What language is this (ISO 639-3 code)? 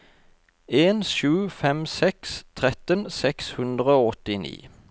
nor